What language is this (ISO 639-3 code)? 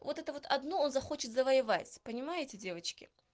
rus